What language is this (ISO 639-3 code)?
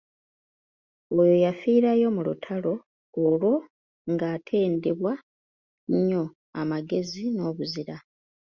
lug